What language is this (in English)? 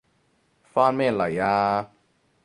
Cantonese